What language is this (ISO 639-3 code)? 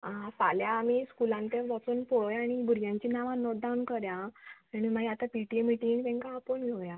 kok